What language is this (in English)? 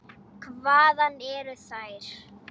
Icelandic